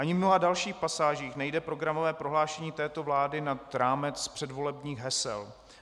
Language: Czech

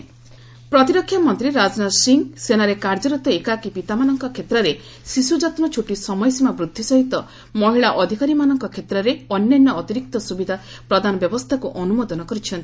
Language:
Odia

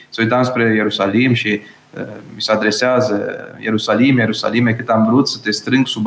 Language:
Romanian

